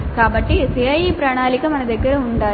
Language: Telugu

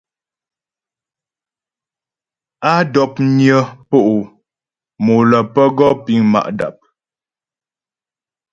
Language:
Ghomala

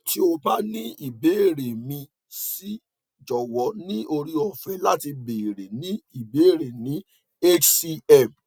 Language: Yoruba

